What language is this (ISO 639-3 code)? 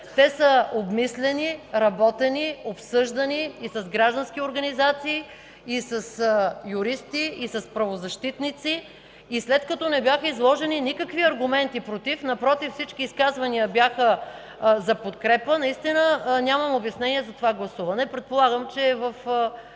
bul